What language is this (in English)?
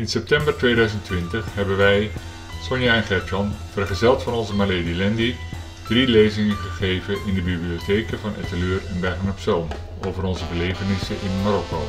Dutch